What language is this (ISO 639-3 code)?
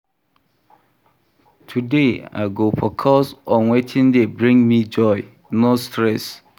pcm